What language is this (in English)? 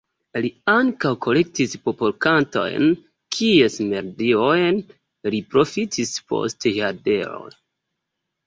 Esperanto